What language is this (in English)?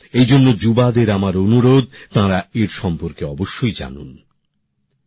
Bangla